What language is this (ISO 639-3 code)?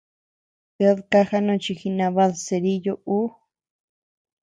cux